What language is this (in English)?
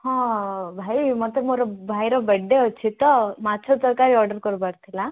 Odia